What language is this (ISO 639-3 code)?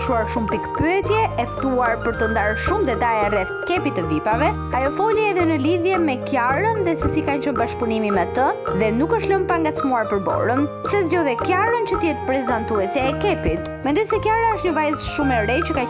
ron